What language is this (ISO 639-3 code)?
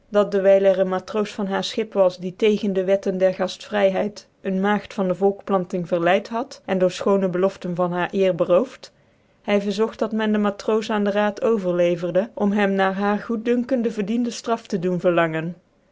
nld